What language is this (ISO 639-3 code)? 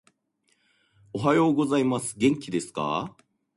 jpn